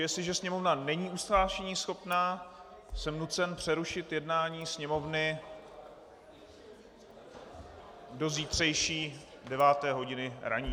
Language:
Czech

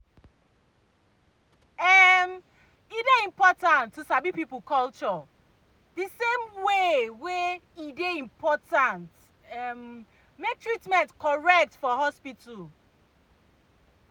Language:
Nigerian Pidgin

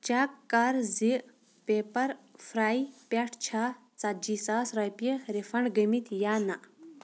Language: Kashmiri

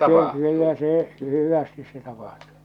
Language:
Finnish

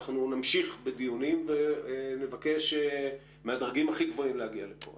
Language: Hebrew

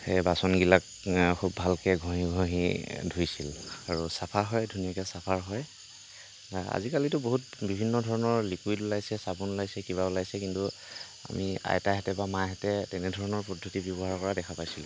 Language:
Assamese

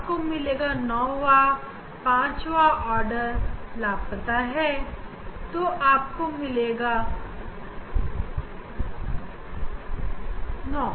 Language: Hindi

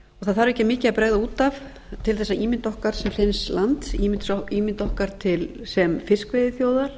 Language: Icelandic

